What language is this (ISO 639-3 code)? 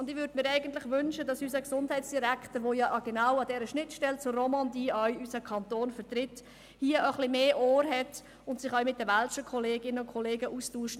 gsw